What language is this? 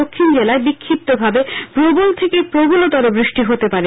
Bangla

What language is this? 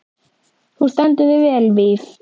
Icelandic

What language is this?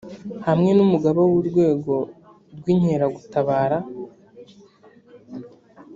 Kinyarwanda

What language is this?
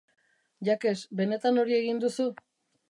Basque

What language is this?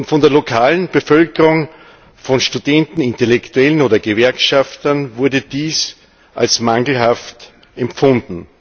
German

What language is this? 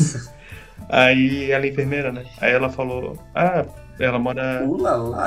Portuguese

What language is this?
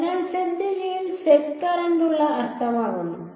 Malayalam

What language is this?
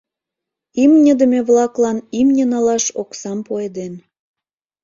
Mari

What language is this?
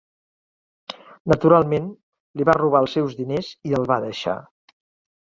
Catalan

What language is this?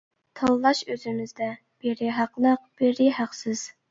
Uyghur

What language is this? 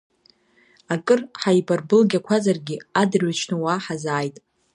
Abkhazian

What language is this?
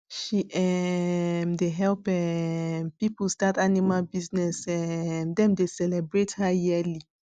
Nigerian Pidgin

